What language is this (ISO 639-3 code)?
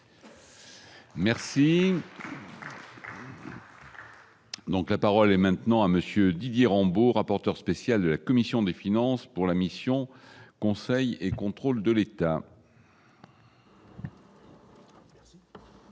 fra